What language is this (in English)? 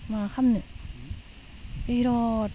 Bodo